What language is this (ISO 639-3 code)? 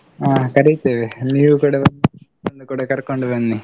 kan